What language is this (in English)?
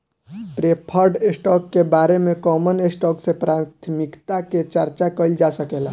Bhojpuri